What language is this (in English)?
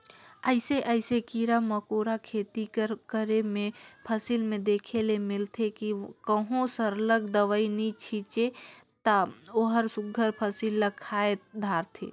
Chhattisgarhi